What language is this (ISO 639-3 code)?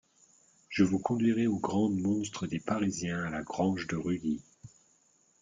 fra